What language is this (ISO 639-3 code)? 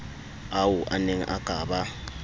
sot